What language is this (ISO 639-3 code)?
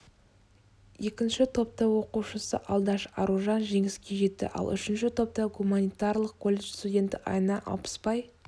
kaz